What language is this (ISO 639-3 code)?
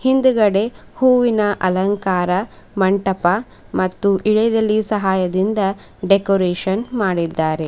kan